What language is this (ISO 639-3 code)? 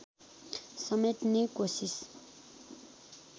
nep